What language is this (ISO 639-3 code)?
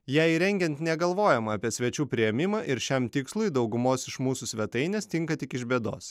lit